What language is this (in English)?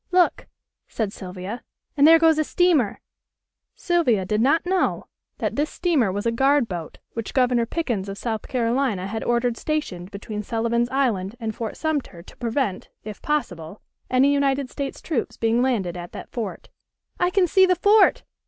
English